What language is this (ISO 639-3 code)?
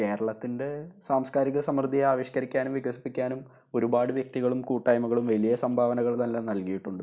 mal